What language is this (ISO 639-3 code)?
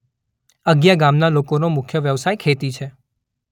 guj